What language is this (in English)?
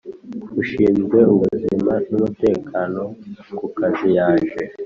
Kinyarwanda